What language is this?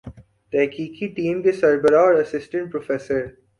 Urdu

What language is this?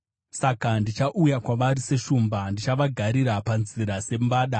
Shona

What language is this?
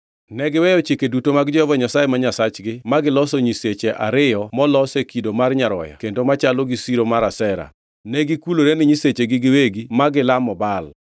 Luo (Kenya and Tanzania)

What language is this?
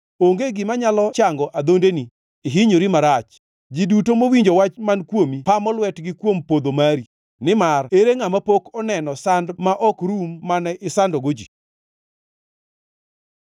Luo (Kenya and Tanzania)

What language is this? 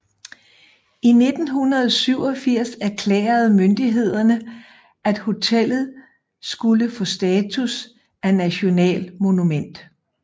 Danish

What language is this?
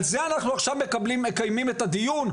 Hebrew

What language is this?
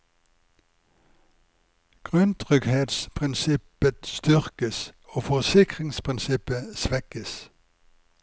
Norwegian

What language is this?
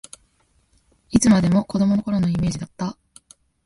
Japanese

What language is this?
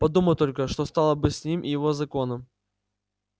Russian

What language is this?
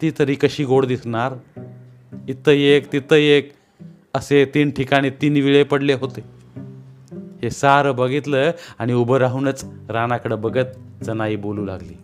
Marathi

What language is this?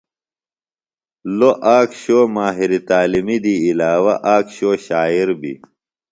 Phalura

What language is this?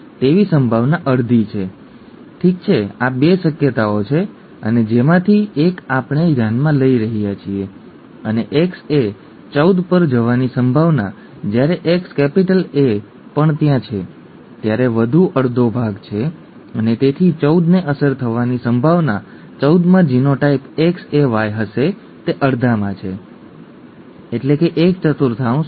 Gujarati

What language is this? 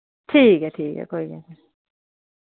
Dogri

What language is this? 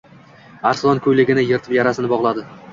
Uzbek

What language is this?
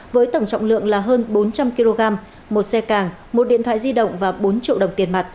Vietnamese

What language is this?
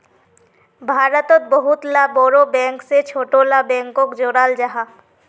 Magahi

